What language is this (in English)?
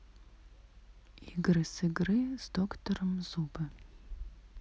Russian